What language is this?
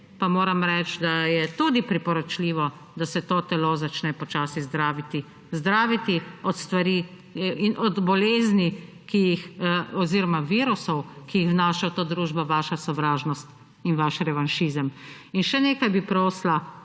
Slovenian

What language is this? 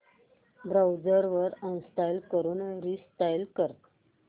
Marathi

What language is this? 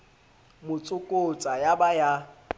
Southern Sotho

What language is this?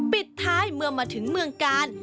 Thai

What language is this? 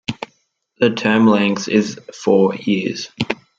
English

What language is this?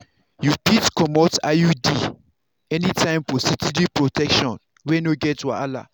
Nigerian Pidgin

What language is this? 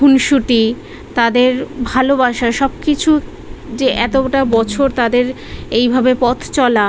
Bangla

